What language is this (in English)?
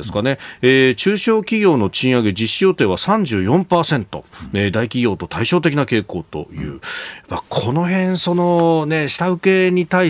Japanese